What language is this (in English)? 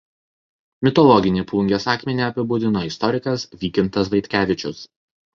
Lithuanian